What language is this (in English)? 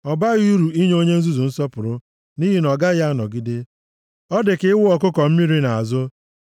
Igbo